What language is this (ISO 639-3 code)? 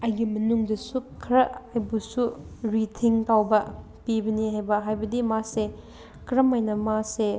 mni